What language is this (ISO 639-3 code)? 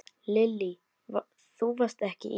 isl